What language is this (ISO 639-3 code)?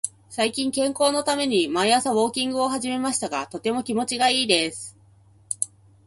jpn